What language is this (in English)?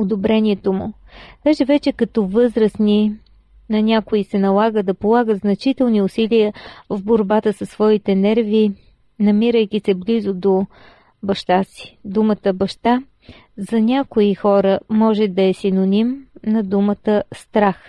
Bulgarian